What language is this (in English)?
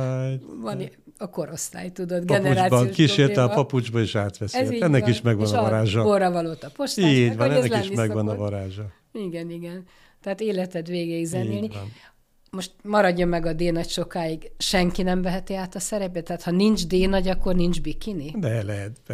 Hungarian